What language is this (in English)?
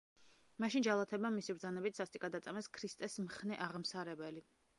Georgian